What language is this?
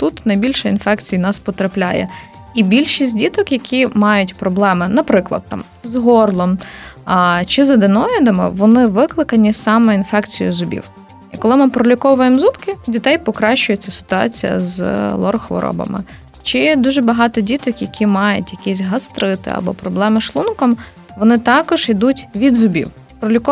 Ukrainian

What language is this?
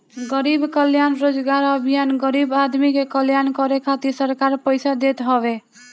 Bhojpuri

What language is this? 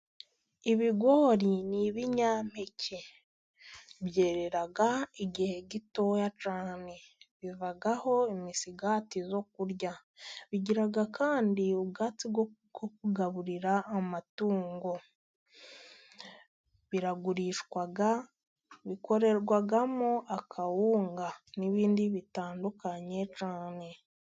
Kinyarwanda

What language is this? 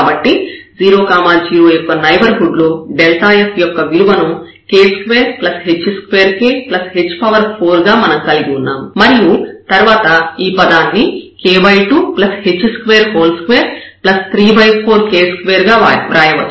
Telugu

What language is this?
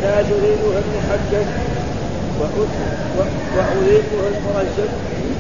Arabic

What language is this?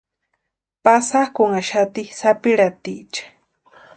Western Highland Purepecha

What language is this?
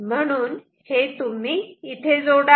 Marathi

